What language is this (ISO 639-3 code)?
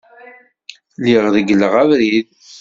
kab